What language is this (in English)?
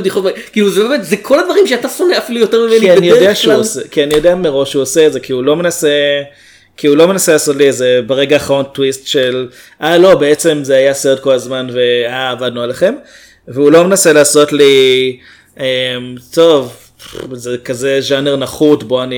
Hebrew